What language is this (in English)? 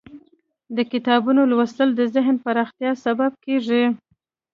Pashto